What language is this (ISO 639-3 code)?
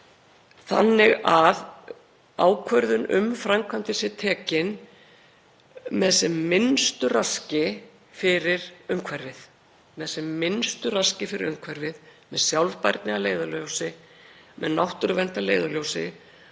isl